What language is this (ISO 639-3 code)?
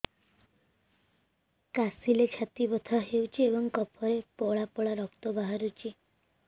ori